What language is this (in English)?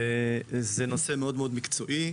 Hebrew